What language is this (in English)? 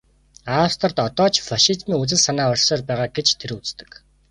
Mongolian